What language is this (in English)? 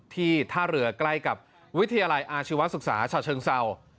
Thai